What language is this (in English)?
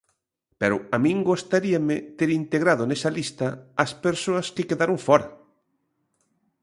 Galician